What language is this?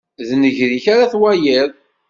Kabyle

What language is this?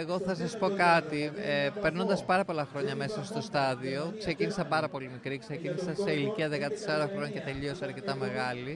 Greek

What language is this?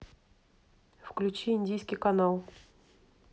Russian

